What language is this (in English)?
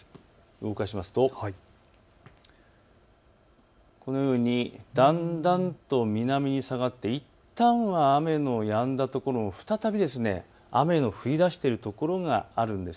Japanese